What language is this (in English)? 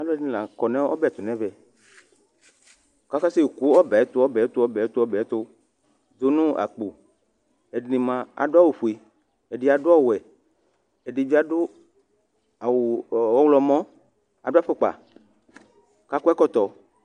Ikposo